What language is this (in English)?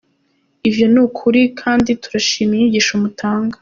Kinyarwanda